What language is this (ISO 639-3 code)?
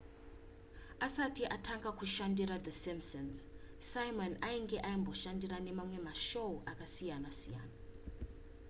sna